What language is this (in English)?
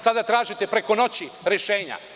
Serbian